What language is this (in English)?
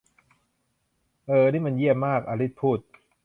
Thai